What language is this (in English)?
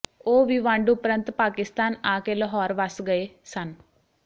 Punjabi